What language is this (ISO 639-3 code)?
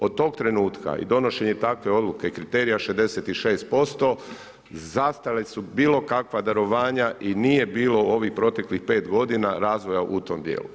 hrv